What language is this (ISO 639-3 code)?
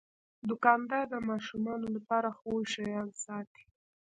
pus